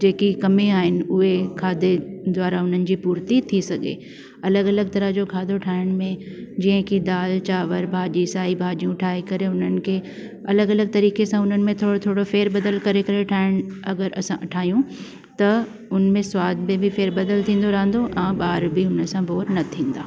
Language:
Sindhi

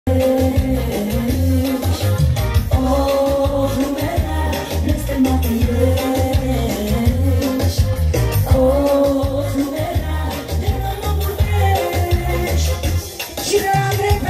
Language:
Korean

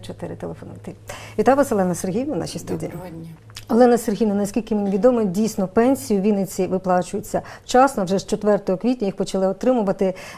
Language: Ukrainian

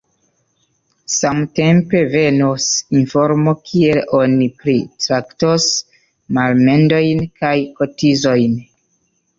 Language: Esperanto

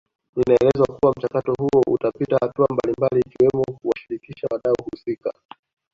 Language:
Swahili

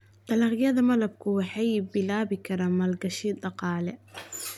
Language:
Somali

